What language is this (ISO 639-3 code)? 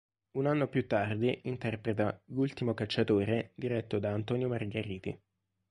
ita